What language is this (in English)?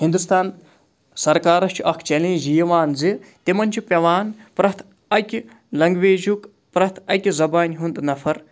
Kashmiri